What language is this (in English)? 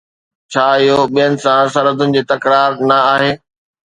Sindhi